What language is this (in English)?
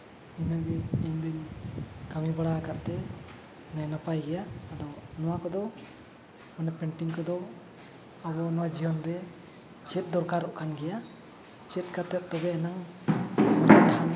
Santali